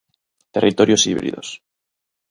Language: Galician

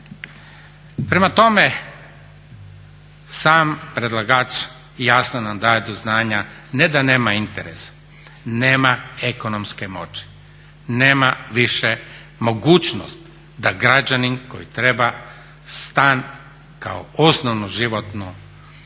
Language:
Croatian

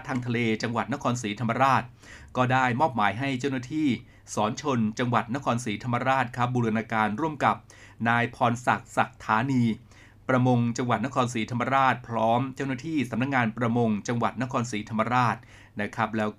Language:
Thai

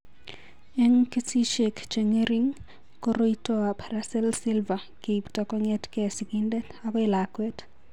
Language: Kalenjin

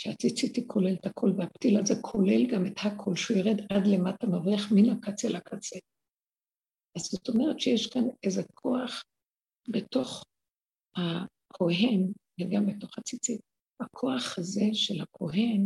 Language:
Hebrew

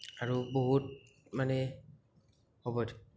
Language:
Assamese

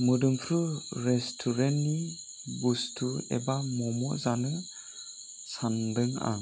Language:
Bodo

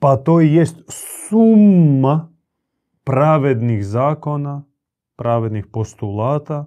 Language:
Croatian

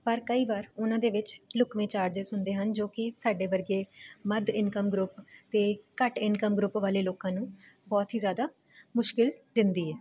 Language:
Punjabi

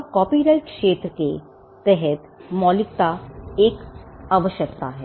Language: Hindi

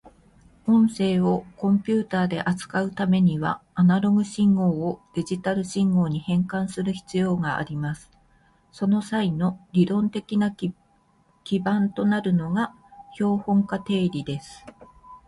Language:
Japanese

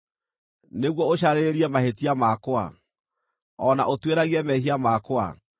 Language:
Kikuyu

